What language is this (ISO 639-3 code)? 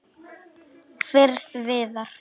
isl